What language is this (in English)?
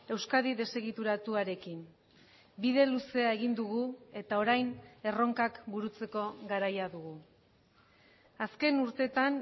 Basque